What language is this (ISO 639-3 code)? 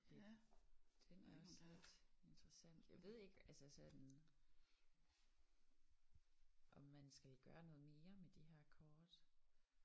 dan